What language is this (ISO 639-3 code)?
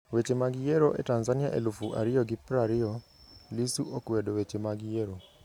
luo